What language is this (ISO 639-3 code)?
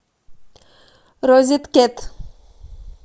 rus